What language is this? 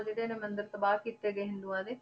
Punjabi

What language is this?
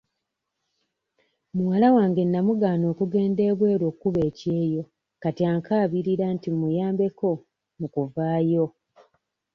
Ganda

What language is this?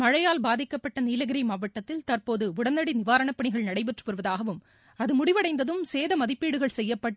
Tamil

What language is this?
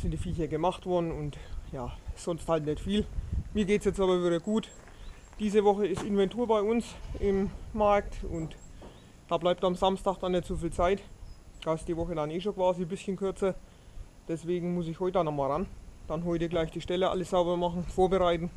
German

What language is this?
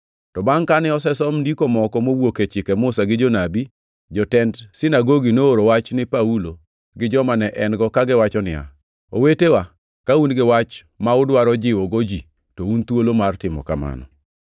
Luo (Kenya and Tanzania)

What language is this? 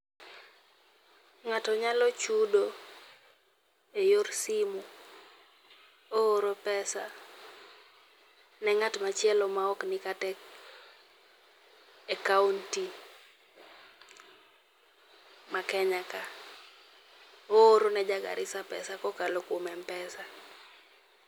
Luo (Kenya and Tanzania)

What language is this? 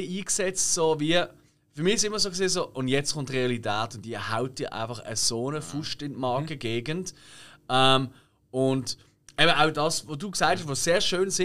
German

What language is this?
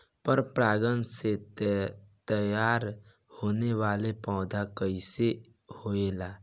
Bhojpuri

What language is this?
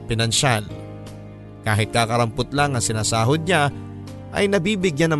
Filipino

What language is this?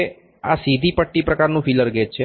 Gujarati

